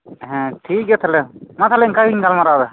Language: Santali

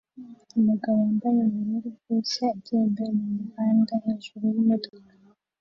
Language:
Kinyarwanda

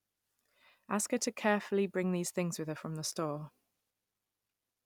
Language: English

